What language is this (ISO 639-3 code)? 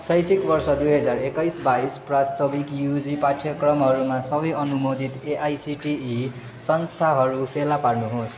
nep